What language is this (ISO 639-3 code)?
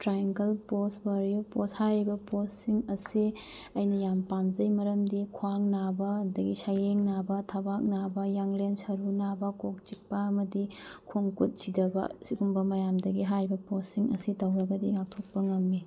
mni